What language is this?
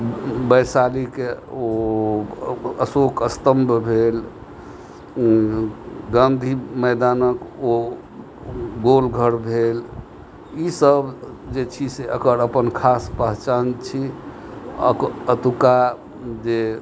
Maithili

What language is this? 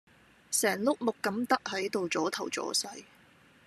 Cantonese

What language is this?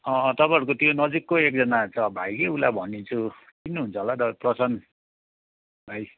Nepali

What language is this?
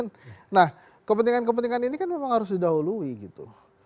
Indonesian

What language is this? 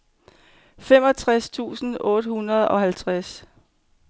Danish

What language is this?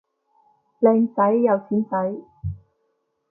Cantonese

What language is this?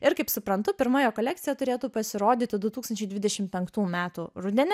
Lithuanian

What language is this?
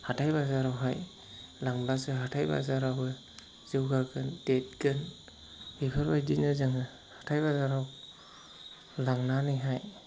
Bodo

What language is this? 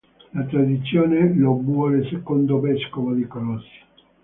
Italian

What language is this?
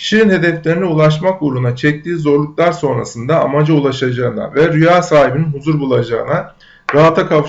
Turkish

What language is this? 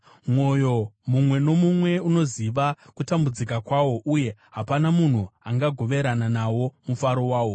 Shona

